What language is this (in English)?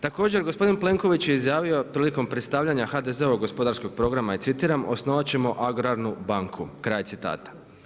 Croatian